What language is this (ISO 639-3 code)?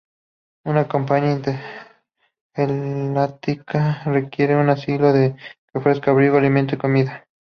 spa